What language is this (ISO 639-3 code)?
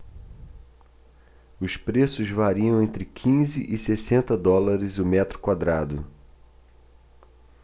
por